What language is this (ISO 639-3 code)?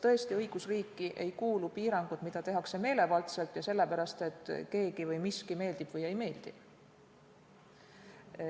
est